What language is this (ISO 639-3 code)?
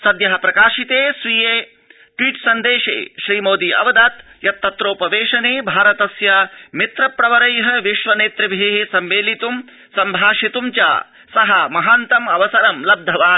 san